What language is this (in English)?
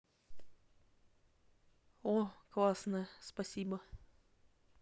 Russian